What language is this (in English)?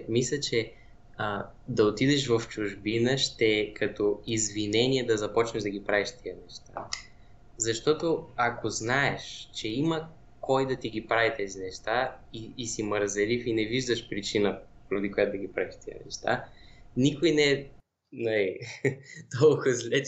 Bulgarian